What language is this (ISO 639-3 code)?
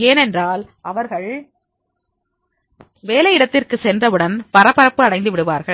tam